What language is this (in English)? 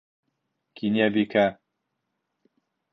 Bashkir